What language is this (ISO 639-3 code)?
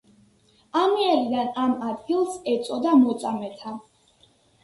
kat